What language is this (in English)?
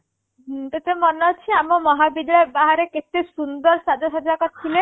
Odia